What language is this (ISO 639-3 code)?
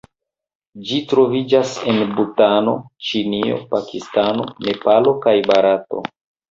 epo